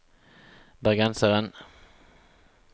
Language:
Norwegian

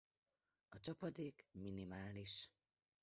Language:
Hungarian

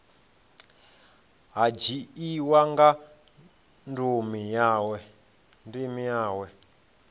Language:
Venda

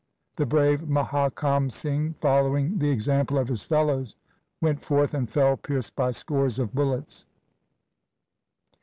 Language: English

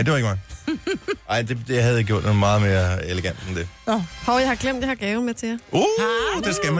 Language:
Danish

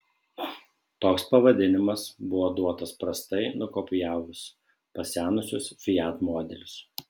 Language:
Lithuanian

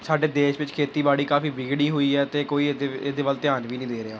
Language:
Punjabi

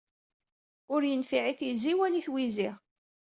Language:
Kabyle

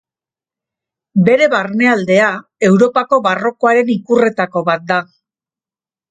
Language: Basque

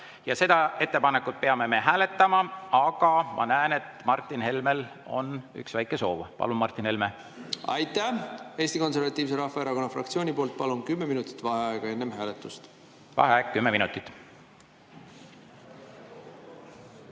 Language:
Estonian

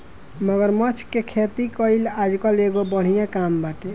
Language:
Bhojpuri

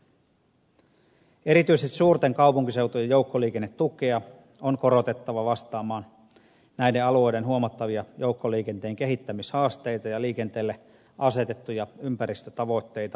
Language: Finnish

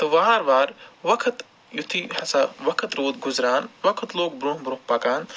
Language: Kashmiri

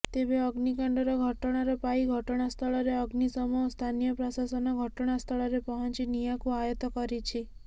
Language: Odia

